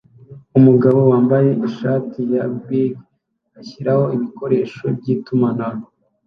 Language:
Kinyarwanda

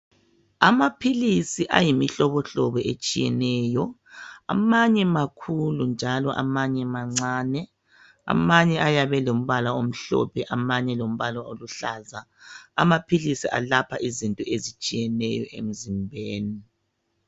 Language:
North Ndebele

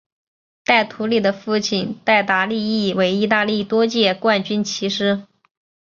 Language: Chinese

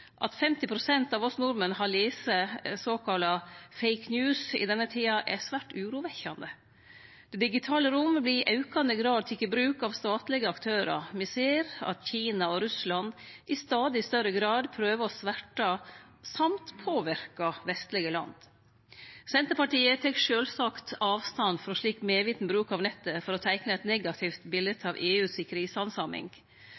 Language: Norwegian Nynorsk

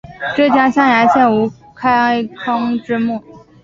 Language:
Chinese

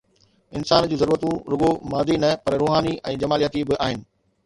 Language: Sindhi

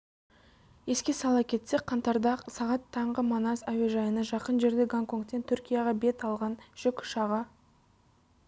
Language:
Kazakh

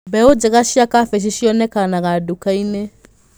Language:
Kikuyu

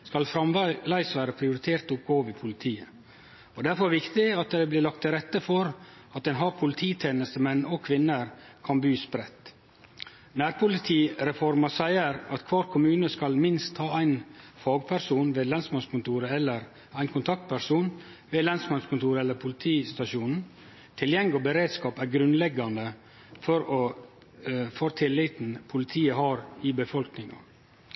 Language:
Norwegian Nynorsk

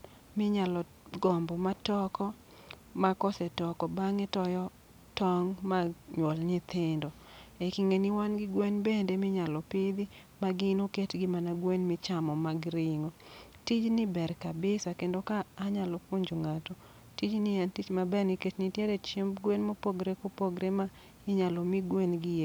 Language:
Luo (Kenya and Tanzania)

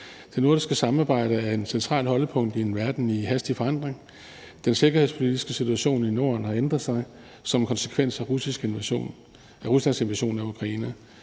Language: Danish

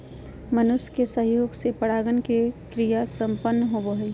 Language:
Magahi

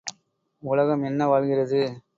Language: Tamil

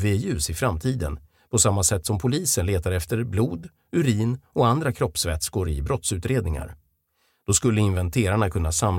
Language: Swedish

